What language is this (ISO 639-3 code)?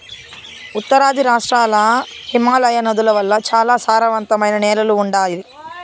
tel